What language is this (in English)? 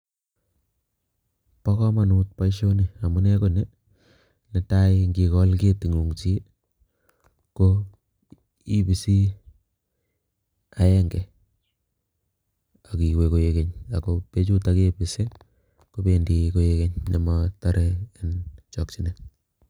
Kalenjin